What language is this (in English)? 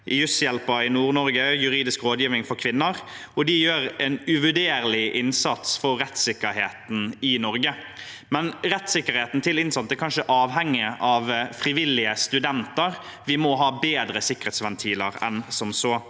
Norwegian